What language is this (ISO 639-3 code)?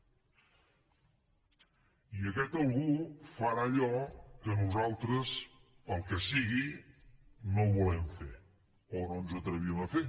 cat